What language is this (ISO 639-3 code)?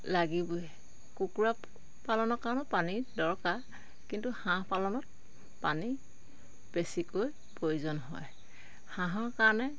asm